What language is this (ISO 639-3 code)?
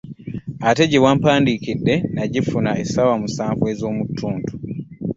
lug